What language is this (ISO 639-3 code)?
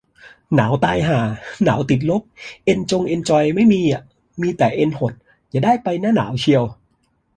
tha